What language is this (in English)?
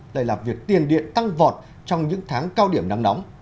Vietnamese